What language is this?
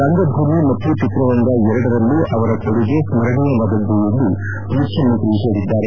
Kannada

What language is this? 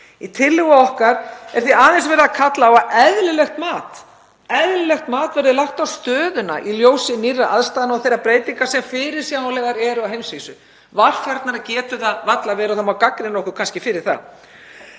Icelandic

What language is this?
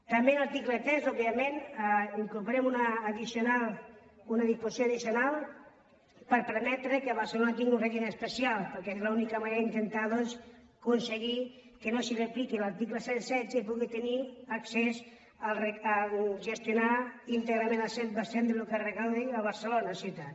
Catalan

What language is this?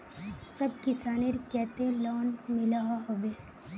Magahi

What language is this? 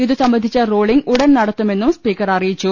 Malayalam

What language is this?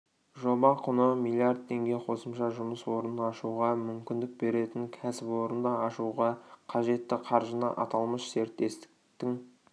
Kazakh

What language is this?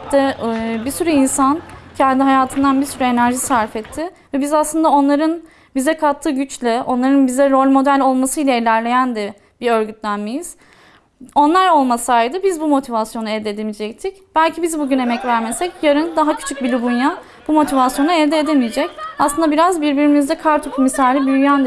Turkish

